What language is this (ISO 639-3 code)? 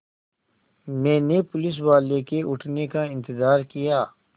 hin